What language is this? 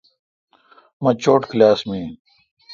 Kalkoti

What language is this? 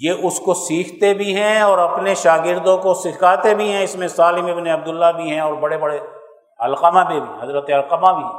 Urdu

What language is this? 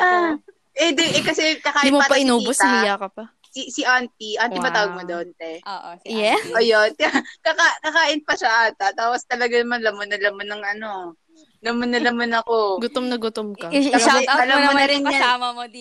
Filipino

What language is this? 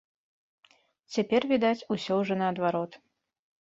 Belarusian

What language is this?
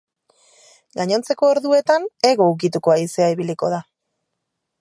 Basque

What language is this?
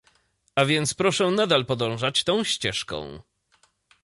Polish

